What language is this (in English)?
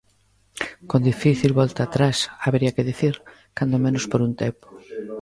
Galician